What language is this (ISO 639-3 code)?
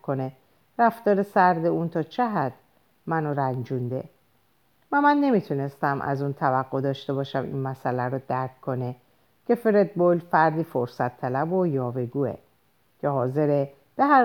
fas